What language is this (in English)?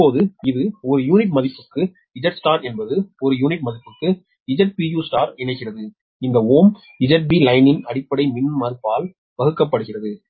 Tamil